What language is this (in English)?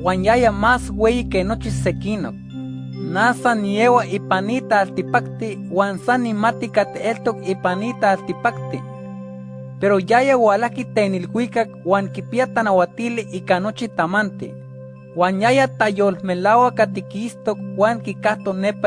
Spanish